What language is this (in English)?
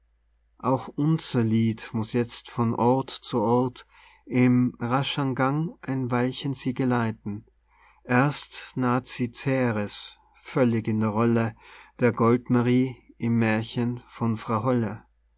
German